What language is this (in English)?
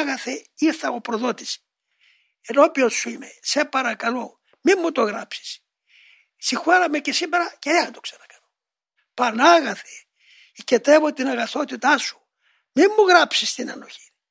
Greek